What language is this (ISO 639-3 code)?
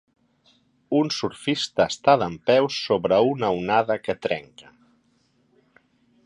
cat